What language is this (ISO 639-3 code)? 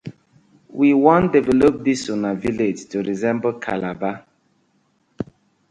pcm